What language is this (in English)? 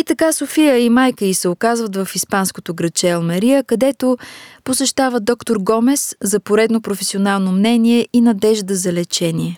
Bulgarian